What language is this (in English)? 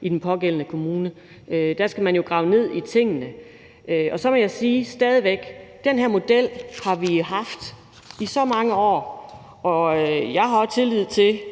Danish